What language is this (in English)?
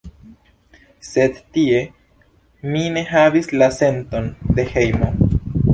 Esperanto